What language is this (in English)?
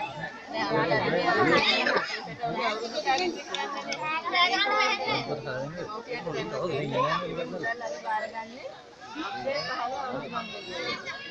Sinhala